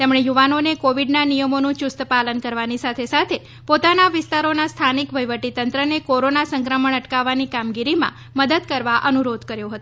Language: Gujarati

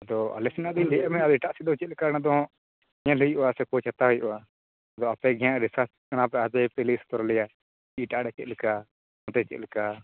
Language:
Santali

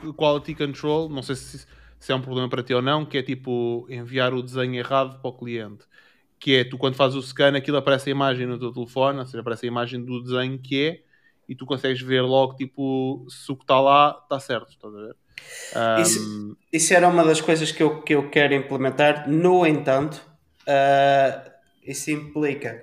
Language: Portuguese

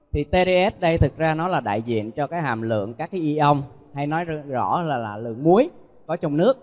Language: Vietnamese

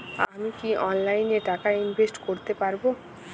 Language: Bangla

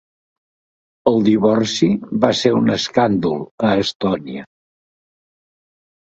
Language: Catalan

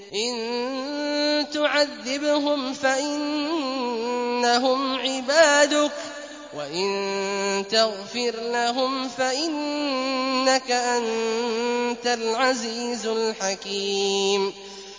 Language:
Arabic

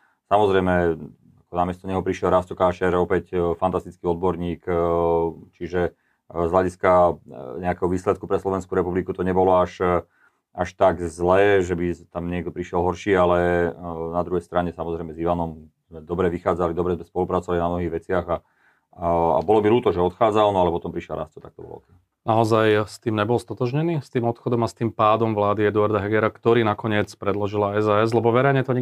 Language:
Slovak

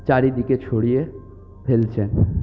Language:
Bangla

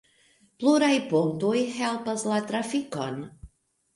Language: Esperanto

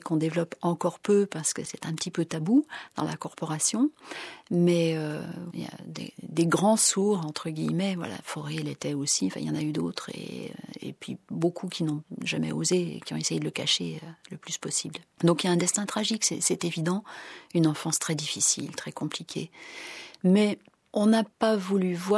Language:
French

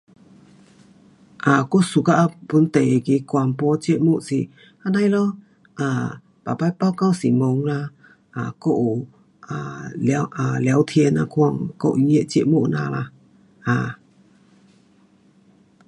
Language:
Pu-Xian Chinese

